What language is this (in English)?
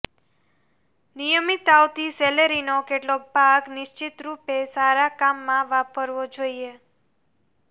Gujarati